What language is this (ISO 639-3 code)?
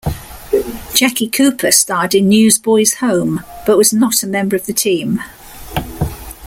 eng